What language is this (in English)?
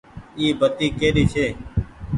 Goaria